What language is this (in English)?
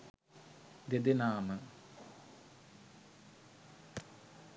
Sinhala